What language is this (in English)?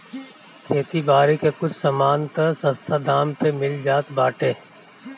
Bhojpuri